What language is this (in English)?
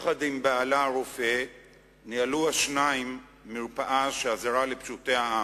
Hebrew